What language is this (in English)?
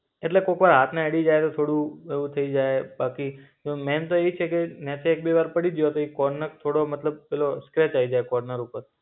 Gujarati